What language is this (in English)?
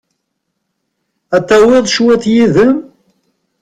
Kabyle